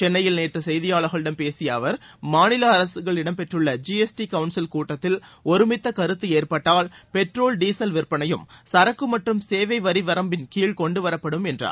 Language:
Tamil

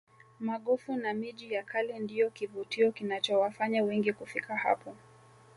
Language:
Swahili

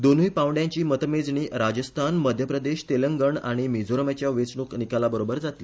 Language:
Konkani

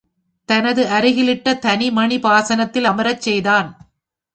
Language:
Tamil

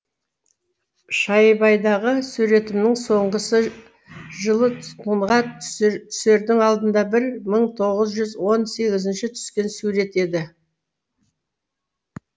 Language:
Kazakh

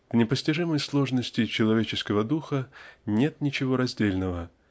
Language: Russian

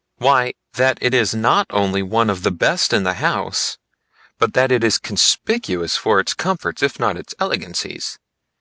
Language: English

